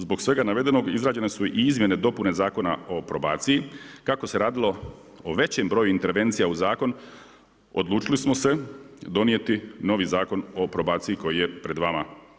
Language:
Croatian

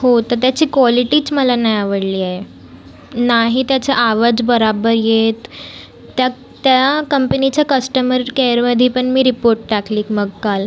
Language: Marathi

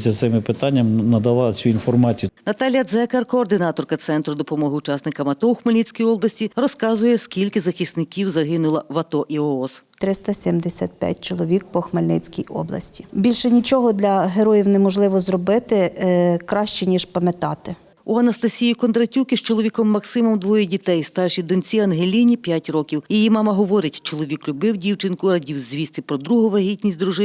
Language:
Ukrainian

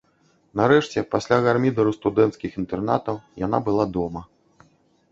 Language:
Belarusian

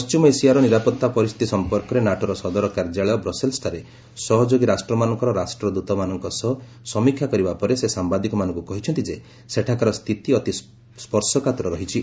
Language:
Odia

